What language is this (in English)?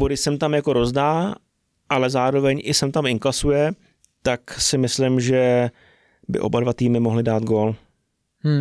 Czech